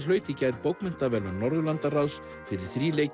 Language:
Icelandic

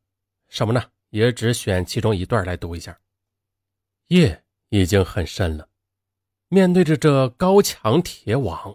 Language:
Chinese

